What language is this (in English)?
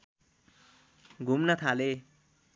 Nepali